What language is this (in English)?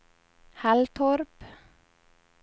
Swedish